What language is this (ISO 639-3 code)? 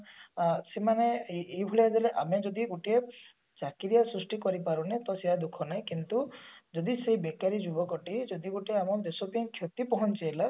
ori